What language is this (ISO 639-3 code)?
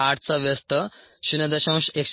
mar